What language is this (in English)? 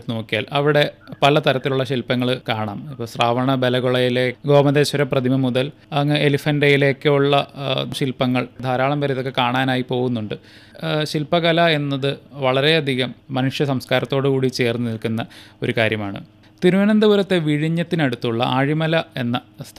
Malayalam